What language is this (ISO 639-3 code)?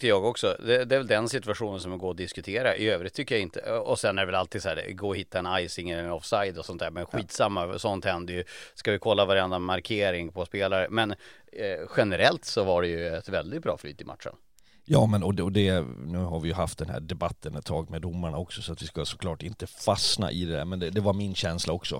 swe